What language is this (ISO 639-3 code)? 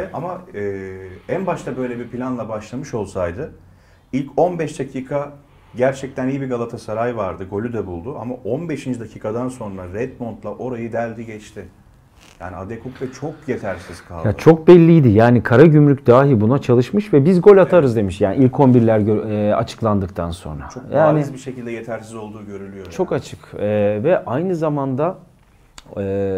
tur